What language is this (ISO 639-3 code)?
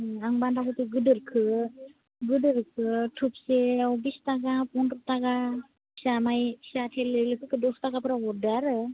brx